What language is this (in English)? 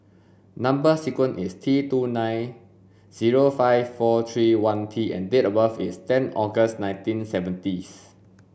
English